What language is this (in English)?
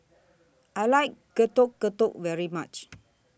English